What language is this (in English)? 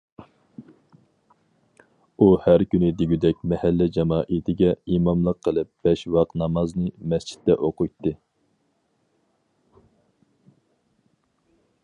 Uyghur